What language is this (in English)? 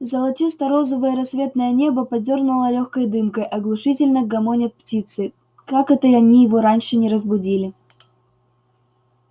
Russian